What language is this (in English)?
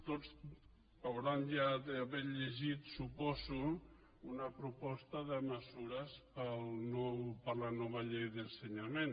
Catalan